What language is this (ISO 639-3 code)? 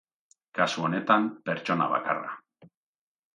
eus